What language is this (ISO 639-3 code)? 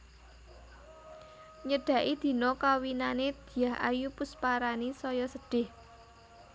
jav